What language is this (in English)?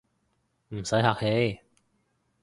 Cantonese